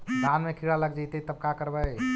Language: Magahi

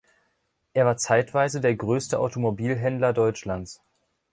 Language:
German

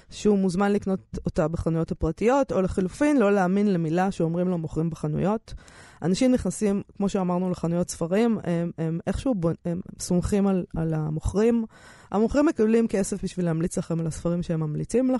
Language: Hebrew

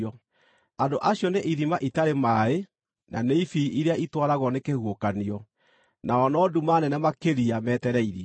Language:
Kikuyu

